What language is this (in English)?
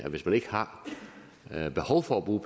Danish